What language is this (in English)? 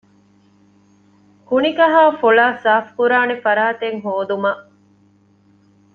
Divehi